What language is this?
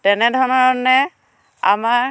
Assamese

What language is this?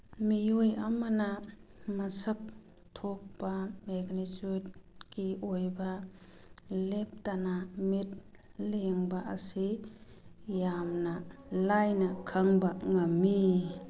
Manipuri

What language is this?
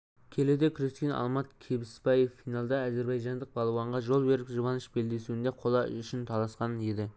Kazakh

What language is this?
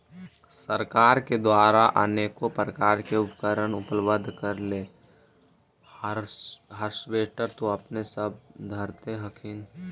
Magahi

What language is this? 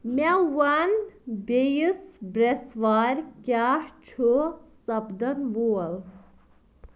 Kashmiri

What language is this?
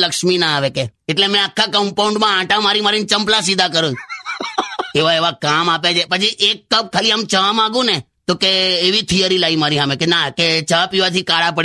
Hindi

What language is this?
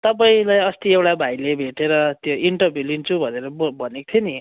Nepali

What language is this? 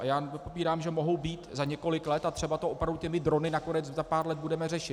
Czech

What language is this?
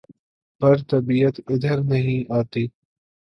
Urdu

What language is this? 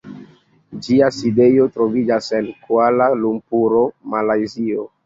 Esperanto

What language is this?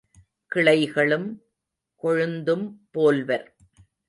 Tamil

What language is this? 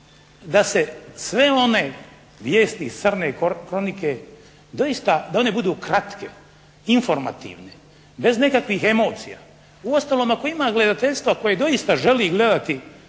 Croatian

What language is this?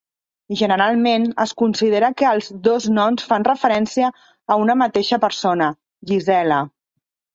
Catalan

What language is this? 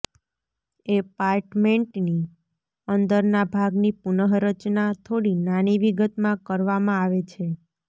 Gujarati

